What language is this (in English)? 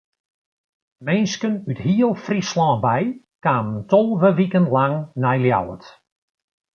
Western Frisian